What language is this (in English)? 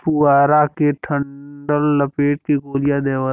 Bhojpuri